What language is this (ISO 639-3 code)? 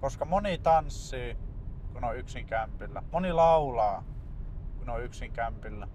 fin